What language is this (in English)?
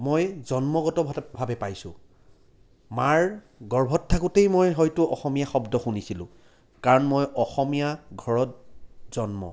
Assamese